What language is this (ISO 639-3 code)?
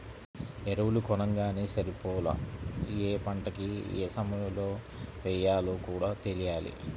tel